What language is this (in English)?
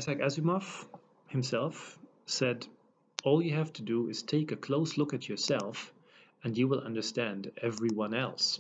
English